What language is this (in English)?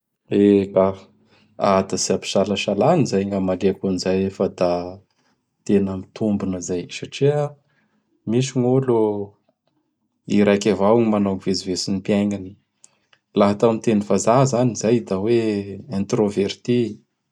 Bara Malagasy